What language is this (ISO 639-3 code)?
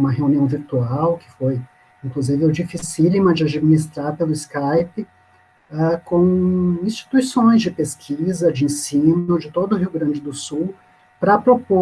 por